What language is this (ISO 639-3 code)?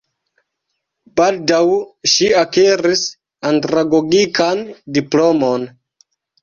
epo